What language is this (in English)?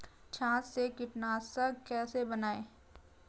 Hindi